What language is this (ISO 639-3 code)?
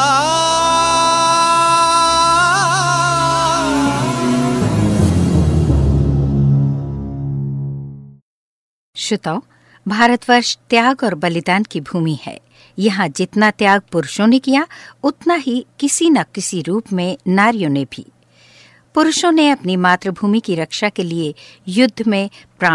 hin